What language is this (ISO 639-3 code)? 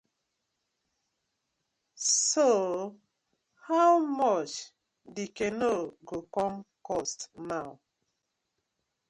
pcm